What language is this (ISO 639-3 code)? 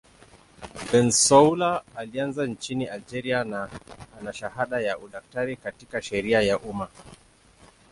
swa